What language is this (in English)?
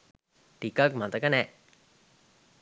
Sinhala